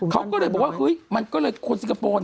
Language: Thai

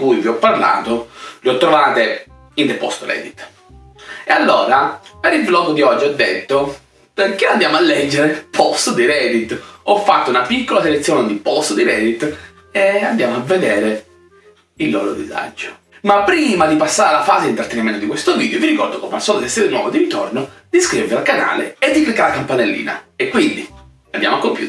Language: Italian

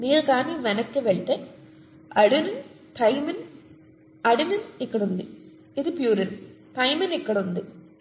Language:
Telugu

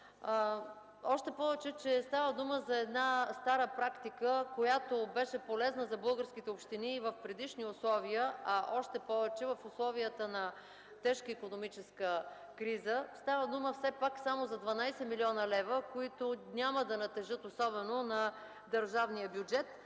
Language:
Bulgarian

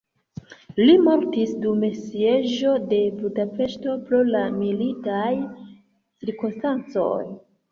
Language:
Esperanto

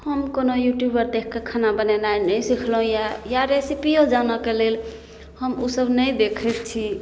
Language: Maithili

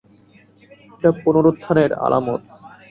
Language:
Bangla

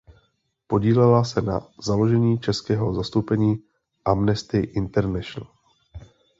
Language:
Czech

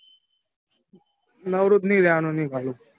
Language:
Gujarati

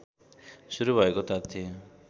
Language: Nepali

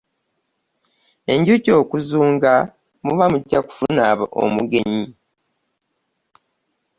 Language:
Ganda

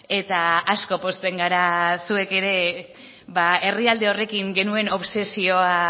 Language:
Basque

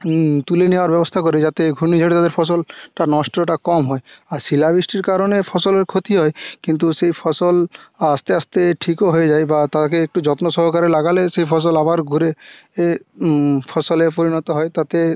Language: Bangla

